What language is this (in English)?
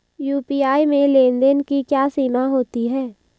Hindi